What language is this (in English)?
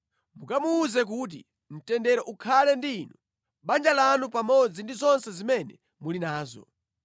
Nyanja